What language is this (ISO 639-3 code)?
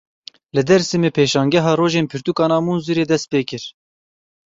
kur